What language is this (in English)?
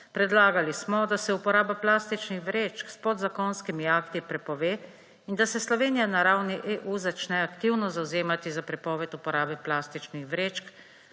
Slovenian